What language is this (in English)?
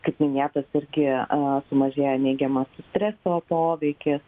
Lithuanian